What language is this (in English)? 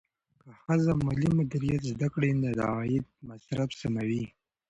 Pashto